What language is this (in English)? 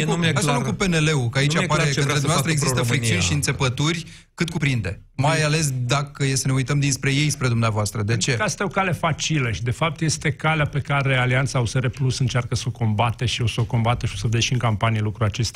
Romanian